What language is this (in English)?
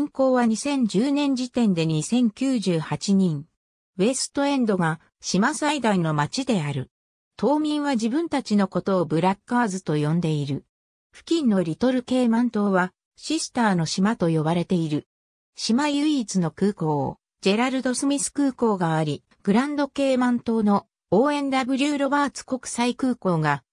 Japanese